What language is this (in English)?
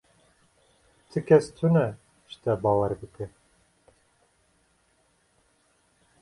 Kurdish